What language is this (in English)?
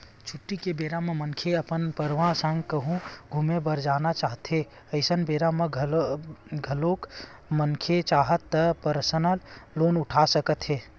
Chhattisgarhi